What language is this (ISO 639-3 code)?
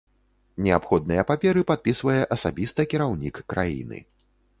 bel